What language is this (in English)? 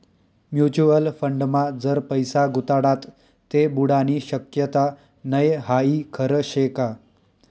Marathi